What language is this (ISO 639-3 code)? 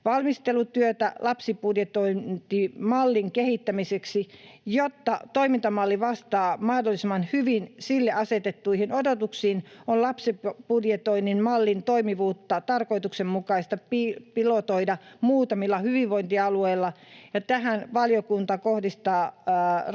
fin